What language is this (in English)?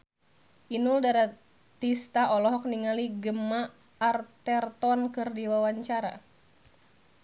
Sundanese